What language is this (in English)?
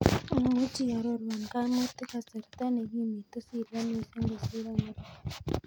Kalenjin